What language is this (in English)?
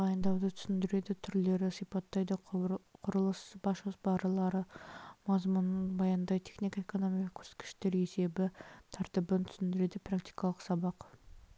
Kazakh